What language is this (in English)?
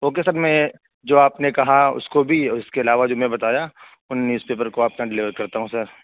Urdu